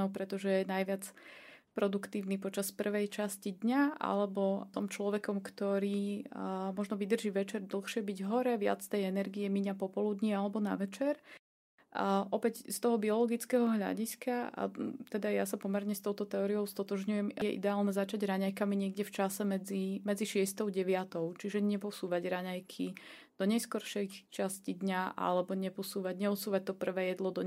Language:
Slovak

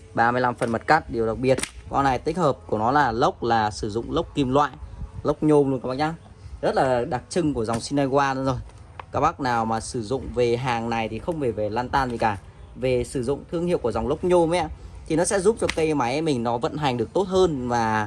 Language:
Vietnamese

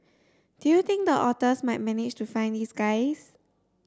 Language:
English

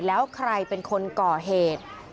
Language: Thai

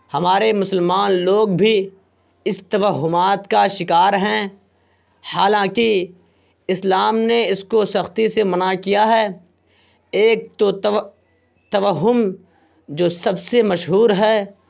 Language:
Urdu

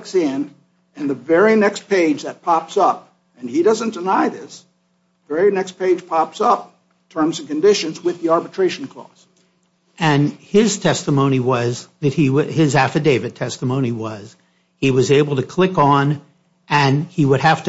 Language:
English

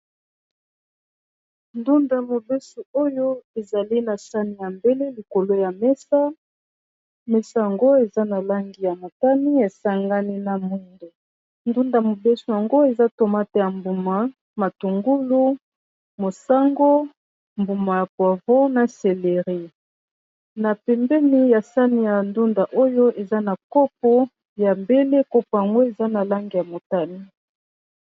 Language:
Lingala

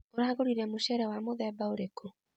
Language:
Kikuyu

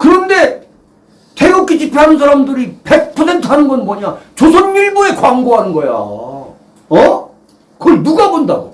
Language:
Korean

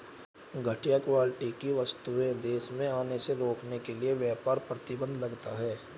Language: Hindi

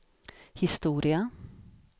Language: Swedish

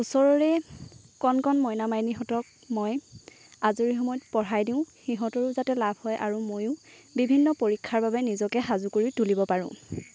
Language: Assamese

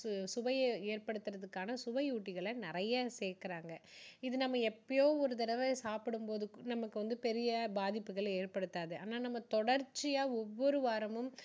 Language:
Tamil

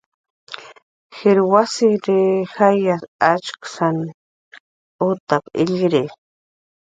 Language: Jaqaru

